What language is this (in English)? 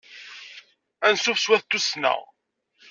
Kabyle